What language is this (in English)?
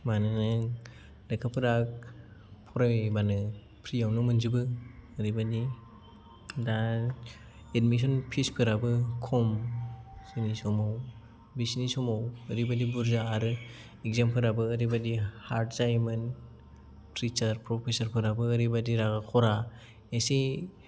Bodo